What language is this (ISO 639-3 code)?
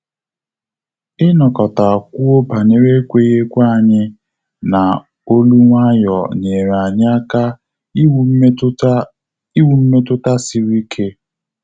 ibo